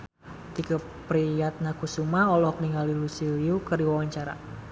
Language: Sundanese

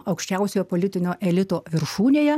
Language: Lithuanian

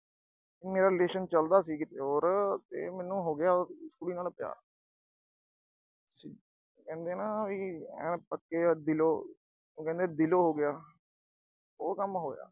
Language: Punjabi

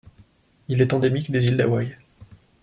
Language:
French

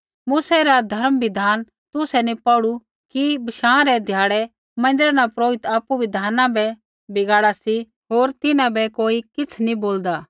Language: Kullu Pahari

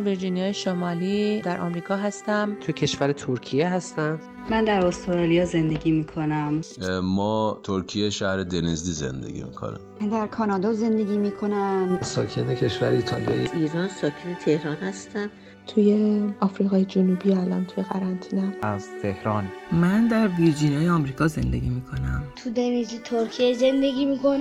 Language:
Persian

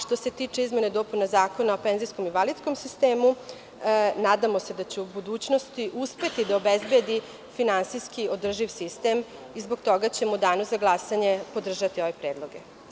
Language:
Serbian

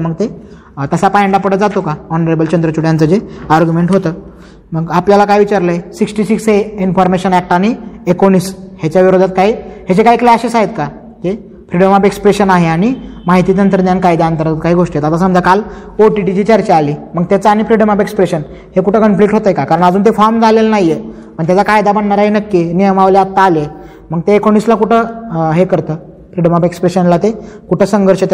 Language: Marathi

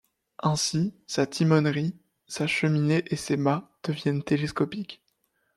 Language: French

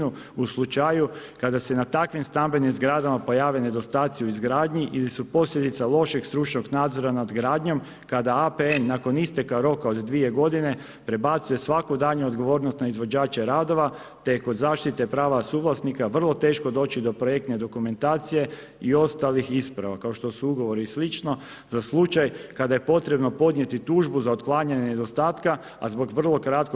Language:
Croatian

